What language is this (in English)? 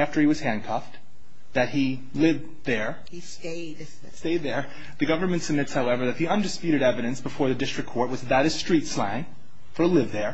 English